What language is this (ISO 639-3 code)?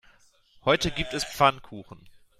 deu